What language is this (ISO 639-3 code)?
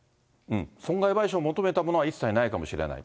jpn